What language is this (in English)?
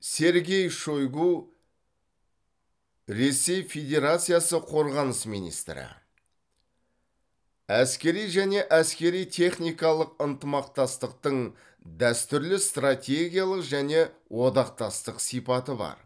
Kazakh